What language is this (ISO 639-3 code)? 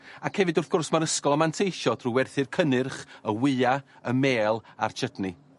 cym